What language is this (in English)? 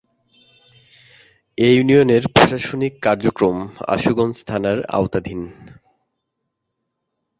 Bangla